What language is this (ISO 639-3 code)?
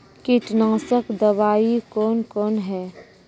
mai